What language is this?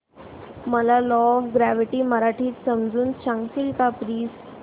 Marathi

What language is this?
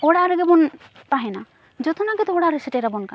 Santali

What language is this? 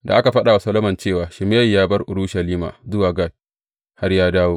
Hausa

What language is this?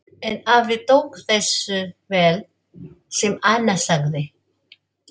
Icelandic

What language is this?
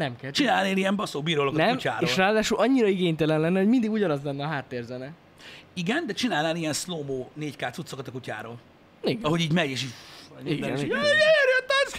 Hungarian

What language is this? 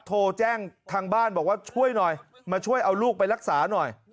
Thai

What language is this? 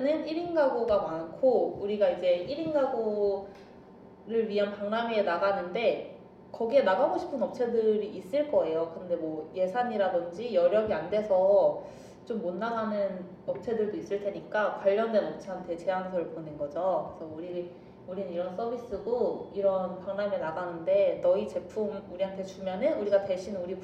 Korean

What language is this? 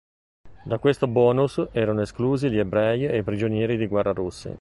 Italian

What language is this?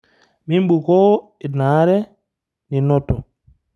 Masai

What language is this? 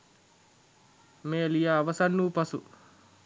Sinhala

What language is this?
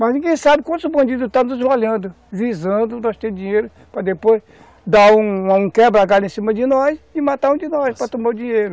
Portuguese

